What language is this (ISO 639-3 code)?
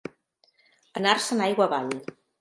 cat